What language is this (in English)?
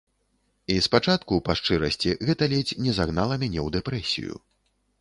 Belarusian